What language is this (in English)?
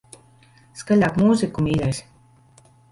Latvian